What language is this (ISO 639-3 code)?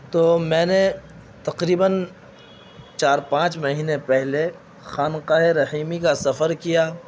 urd